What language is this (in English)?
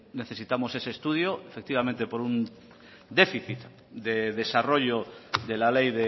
Spanish